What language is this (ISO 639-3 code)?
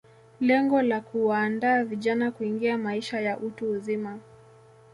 swa